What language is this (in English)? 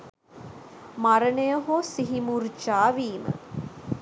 Sinhala